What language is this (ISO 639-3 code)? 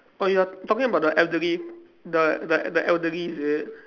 eng